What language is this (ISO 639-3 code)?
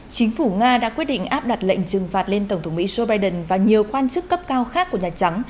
vie